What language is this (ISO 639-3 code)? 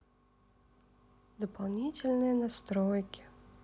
rus